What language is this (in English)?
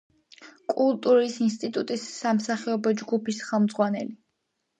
Georgian